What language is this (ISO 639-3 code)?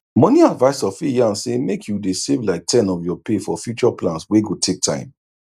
pcm